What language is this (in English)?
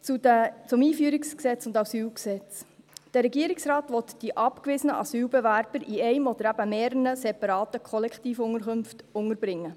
Swiss German